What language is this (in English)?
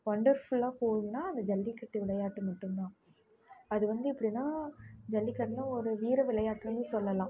Tamil